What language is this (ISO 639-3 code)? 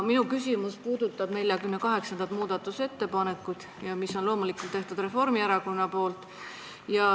est